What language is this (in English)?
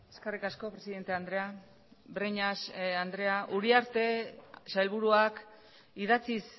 Basque